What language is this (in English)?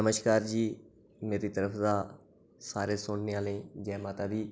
Dogri